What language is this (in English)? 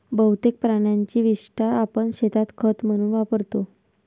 Marathi